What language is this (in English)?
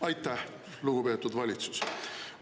Estonian